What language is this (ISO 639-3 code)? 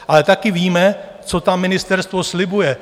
ces